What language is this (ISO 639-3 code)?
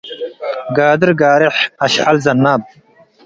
tig